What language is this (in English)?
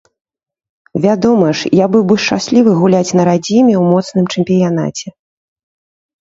Belarusian